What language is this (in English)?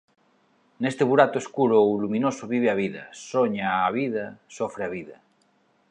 Galician